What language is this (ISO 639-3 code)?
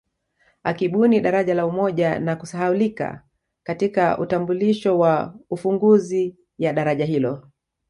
swa